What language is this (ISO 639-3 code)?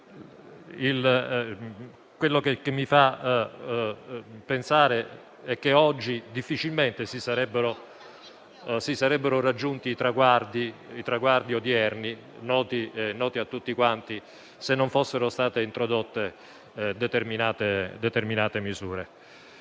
ita